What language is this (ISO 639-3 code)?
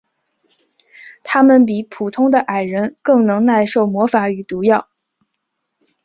zho